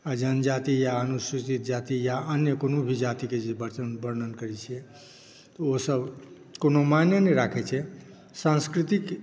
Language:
Maithili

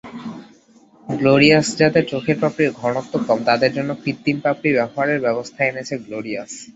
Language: Bangla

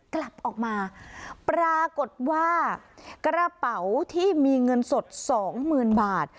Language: Thai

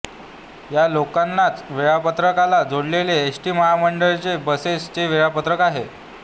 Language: Marathi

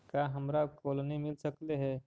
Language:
Magahi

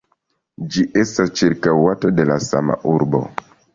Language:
Esperanto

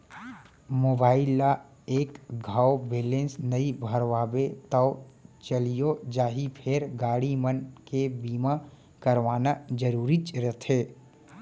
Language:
Chhattisgarhi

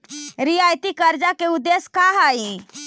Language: Magahi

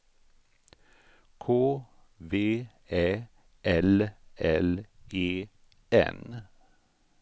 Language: Swedish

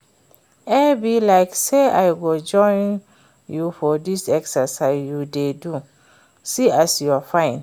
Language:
Nigerian Pidgin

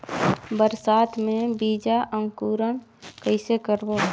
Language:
Chhattisgarhi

